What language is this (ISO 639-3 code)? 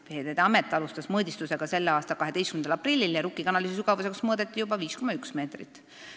est